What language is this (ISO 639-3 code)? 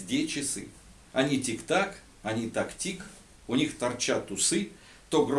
rus